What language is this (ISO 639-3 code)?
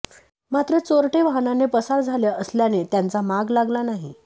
mar